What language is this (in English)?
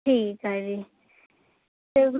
Punjabi